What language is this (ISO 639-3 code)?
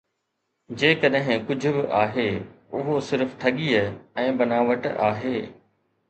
snd